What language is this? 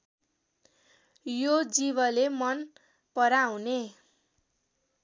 Nepali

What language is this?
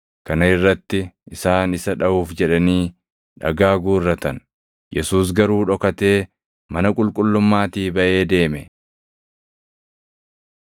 Oromo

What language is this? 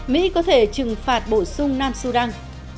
Vietnamese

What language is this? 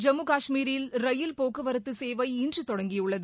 Tamil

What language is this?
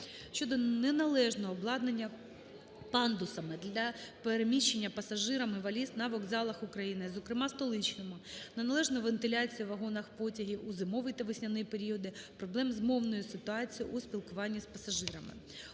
Ukrainian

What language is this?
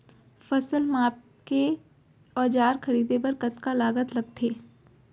Chhattisgarhi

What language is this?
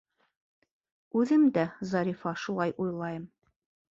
Bashkir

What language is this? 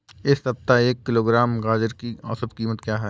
Hindi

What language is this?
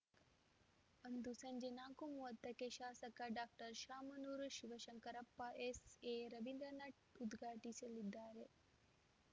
Kannada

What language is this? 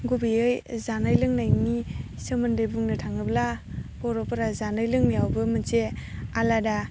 Bodo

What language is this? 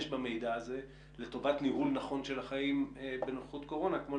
Hebrew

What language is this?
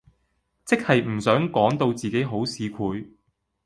Cantonese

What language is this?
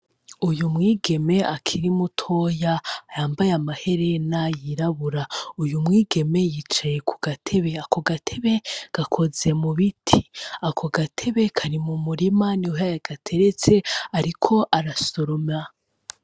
Rundi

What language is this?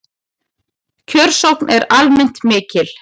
Icelandic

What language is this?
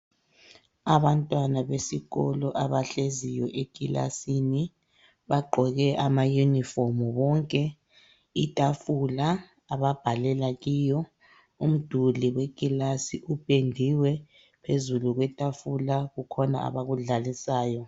North Ndebele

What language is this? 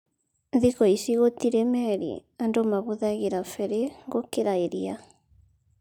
Kikuyu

